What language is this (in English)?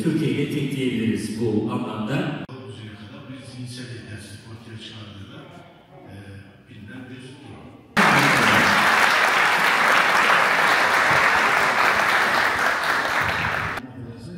Turkish